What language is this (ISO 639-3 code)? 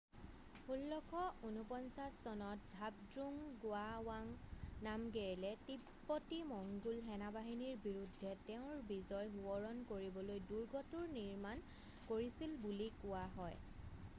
asm